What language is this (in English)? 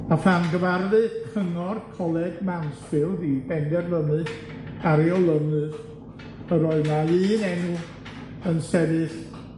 Welsh